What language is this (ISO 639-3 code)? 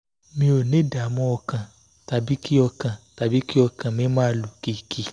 yor